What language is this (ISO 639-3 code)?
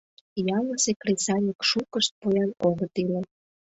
chm